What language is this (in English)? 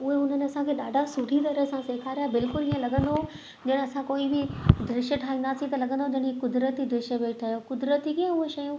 Sindhi